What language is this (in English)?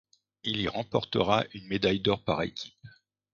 French